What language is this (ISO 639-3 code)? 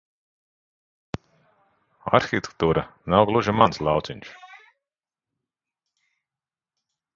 lav